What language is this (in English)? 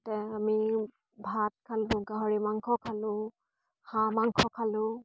Assamese